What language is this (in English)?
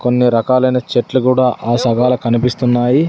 Telugu